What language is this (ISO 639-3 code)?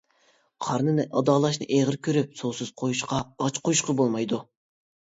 uig